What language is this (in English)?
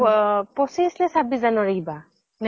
Assamese